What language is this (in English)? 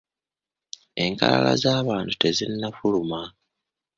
Ganda